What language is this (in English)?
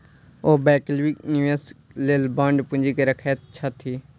Maithili